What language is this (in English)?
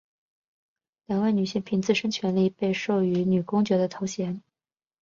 Chinese